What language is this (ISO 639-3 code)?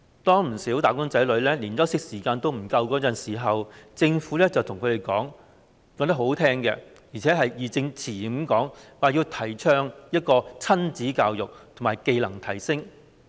yue